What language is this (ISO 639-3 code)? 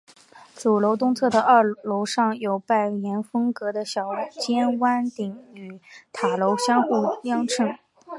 zho